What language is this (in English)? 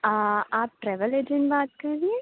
Urdu